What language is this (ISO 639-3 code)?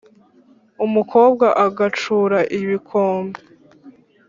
kin